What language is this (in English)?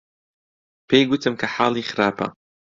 Central Kurdish